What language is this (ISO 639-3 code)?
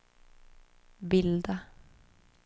swe